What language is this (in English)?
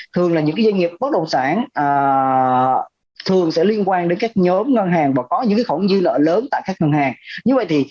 Vietnamese